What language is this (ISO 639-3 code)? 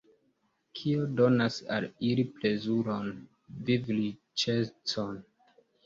epo